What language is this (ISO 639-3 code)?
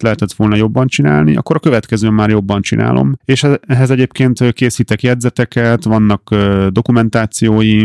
hun